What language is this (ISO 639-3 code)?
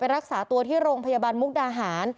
tha